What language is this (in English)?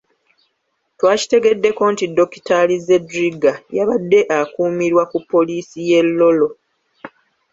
Ganda